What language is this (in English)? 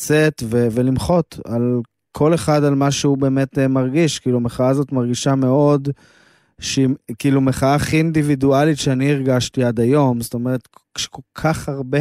Hebrew